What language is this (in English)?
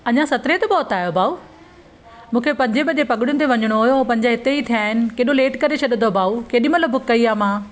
Sindhi